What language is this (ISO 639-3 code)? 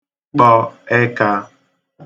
ibo